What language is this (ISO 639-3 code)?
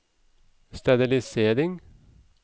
nor